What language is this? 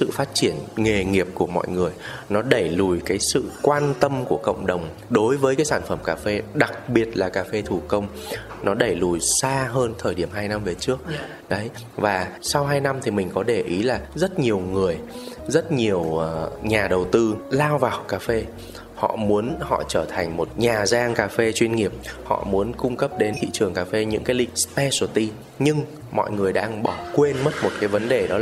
Vietnamese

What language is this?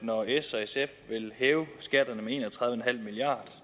Danish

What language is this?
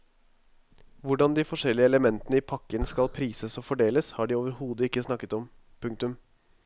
Norwegian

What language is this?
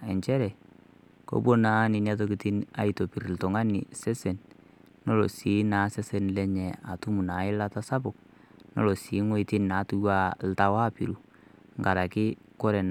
Masai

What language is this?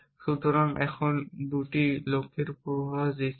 Bangla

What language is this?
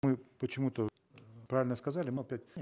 Kazakh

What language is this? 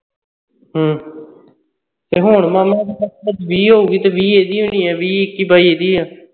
Punjabi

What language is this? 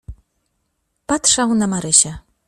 Polish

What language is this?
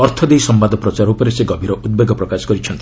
Odia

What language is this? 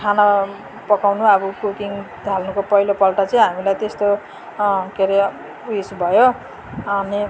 Nepali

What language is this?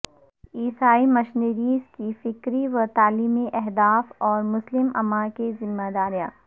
Urdu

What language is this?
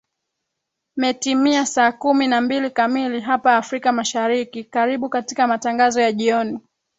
Swahili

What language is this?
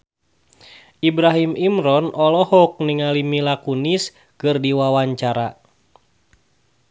Sundanese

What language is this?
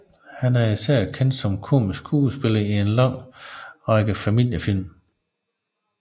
Danish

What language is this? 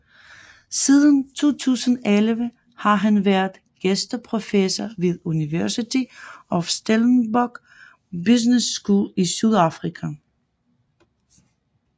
Danish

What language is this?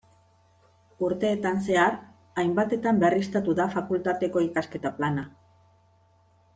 Basque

